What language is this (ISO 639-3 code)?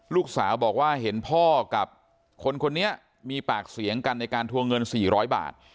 tha